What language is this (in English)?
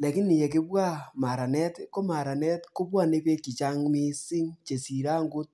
Kalenjin